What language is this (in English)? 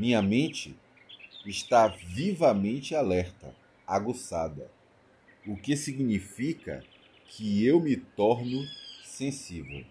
Portuguese